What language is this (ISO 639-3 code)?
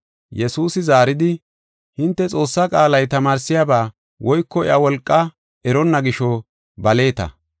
gof